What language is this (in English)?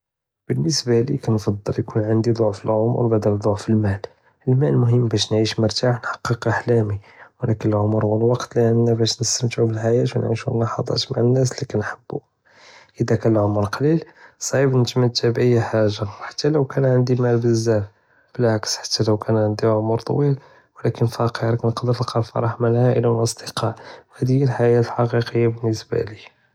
Judeo-Arabic